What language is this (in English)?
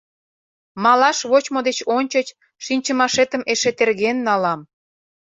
Mari